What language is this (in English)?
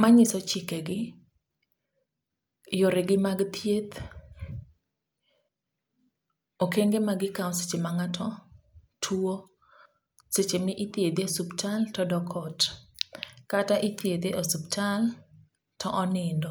Luo (Kenya and Tanzania)